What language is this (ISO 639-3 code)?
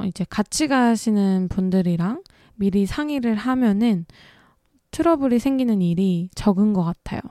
kor